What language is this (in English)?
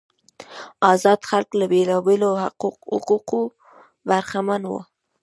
Pashto